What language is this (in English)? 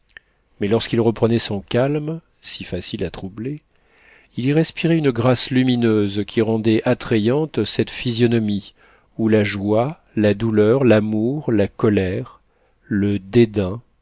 French